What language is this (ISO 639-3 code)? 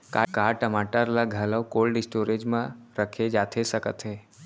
hne